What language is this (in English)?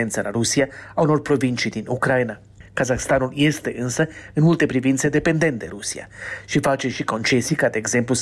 Romanian